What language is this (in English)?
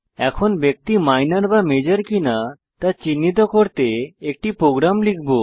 Bangla